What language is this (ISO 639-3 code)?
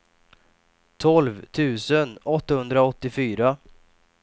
swe